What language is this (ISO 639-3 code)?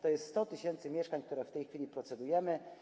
pol